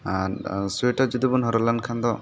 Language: Santali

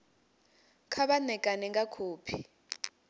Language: Venda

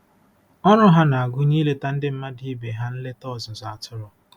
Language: Igbo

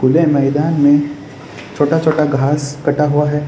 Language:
Hindi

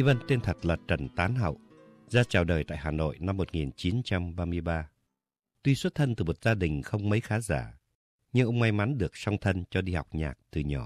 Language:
Vietnamese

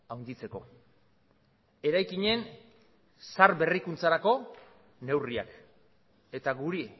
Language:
Basque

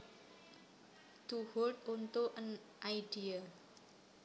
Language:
Javanese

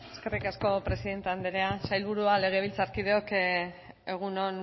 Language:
Basque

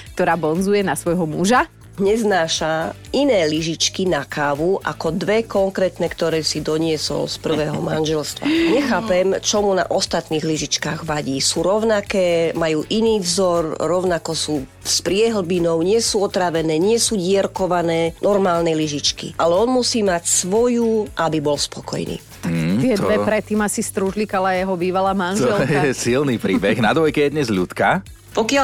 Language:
Slovak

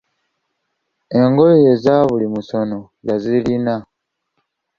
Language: Ganda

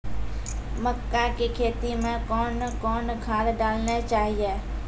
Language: Maithili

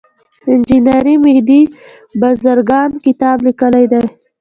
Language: Pashto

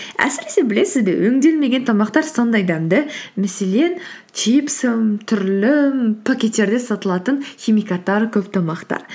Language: Kazakh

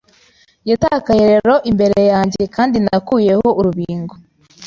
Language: Kinyarwanda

